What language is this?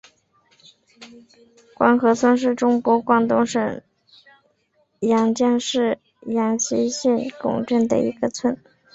Chinese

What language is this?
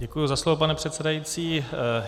Czech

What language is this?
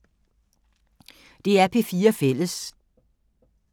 Danish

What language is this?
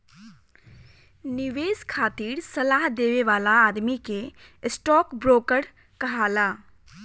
Bhojpuri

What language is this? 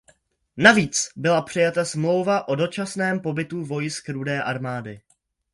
Czech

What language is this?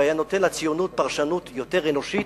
Hebrew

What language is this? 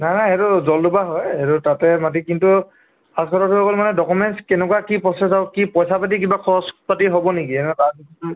Assamese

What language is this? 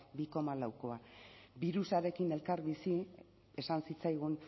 Basque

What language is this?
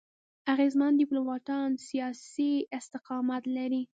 Pashto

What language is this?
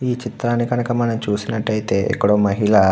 Telugu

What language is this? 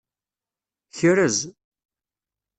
Kabyle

